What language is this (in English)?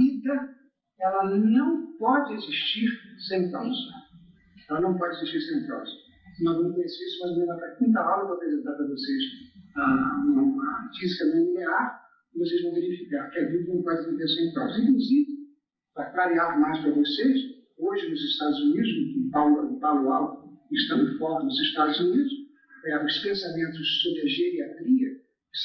Portuguese